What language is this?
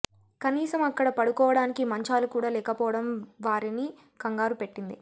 Telugu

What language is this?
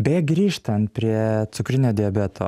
Lithuanian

